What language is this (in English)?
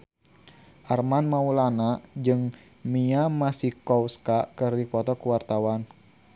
Sundanese